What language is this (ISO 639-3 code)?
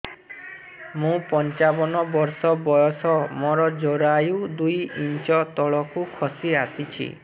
ori